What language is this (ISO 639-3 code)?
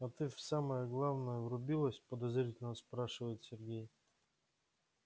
rus